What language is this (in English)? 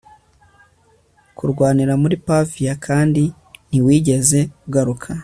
Kinyarwanda